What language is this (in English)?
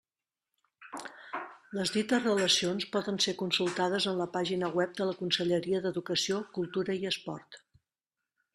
Catalan